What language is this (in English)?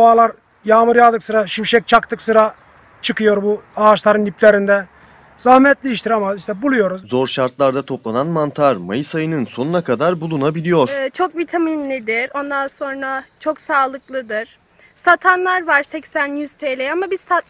Turkish